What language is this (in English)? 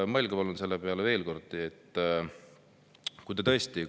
Estonian